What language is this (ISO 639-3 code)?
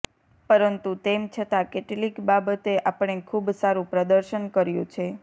guj